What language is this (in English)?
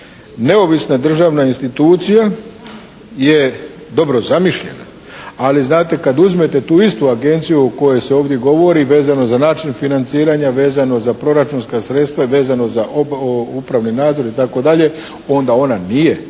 Croatian